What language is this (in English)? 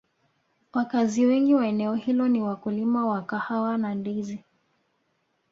Swahili